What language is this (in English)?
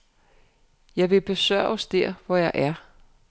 Danish